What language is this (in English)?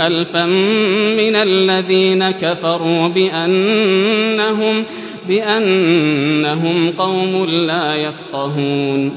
Arabic